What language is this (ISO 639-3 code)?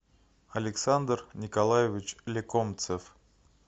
rus